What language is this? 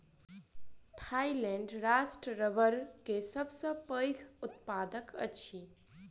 Maithili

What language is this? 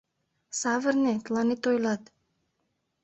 Mari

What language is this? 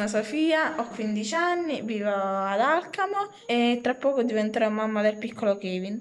Italian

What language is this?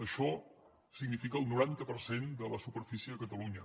Catalan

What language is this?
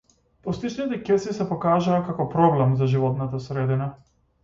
Macedonian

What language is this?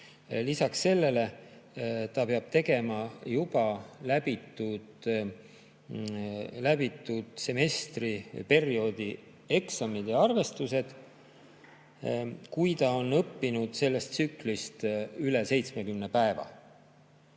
Estonian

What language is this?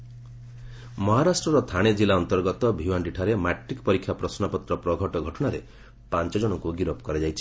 Odia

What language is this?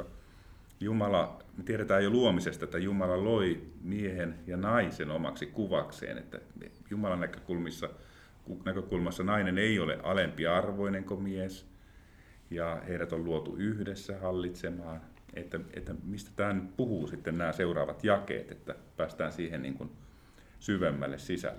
Finnish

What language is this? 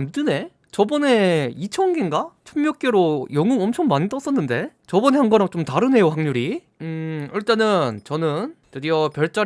Korean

